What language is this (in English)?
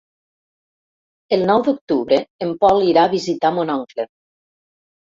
Catalan